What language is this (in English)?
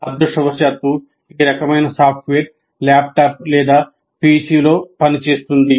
Telugu